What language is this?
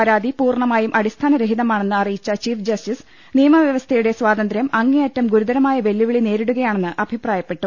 Malayalam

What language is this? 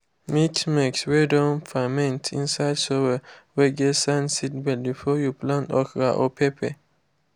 Nigerian Pidgin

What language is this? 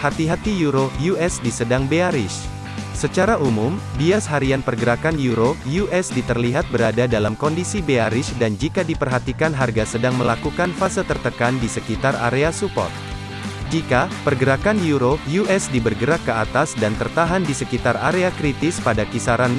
Indonesian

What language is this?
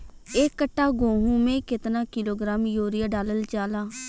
Bhojpuri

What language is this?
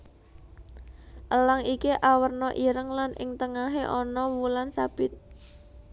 Javanese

